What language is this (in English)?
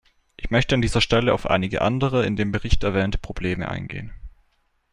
German